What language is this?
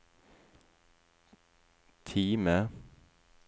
Norwegian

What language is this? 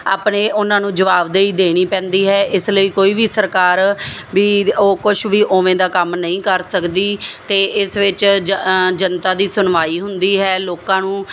Punjabi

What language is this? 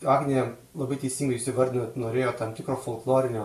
Lithuanian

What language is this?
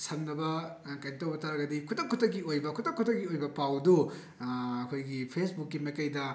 Manipuri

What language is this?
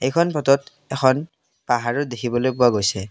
Assamese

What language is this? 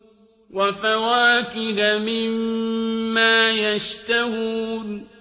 Arabic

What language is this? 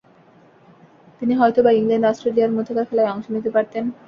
Bangla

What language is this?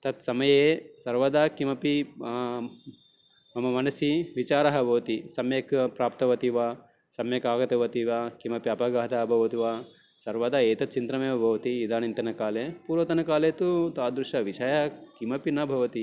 Sanskrit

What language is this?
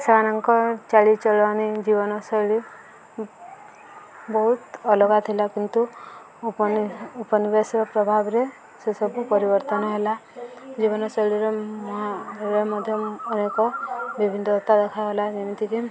Odia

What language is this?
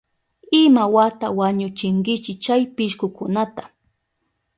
Southern Pastaza Quechua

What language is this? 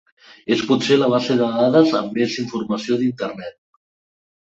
Catalan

